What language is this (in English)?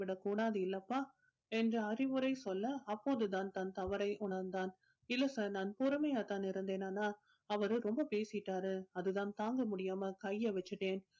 Tamil